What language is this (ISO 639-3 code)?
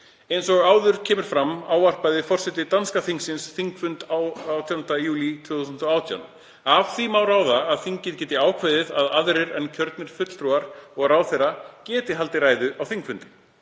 isl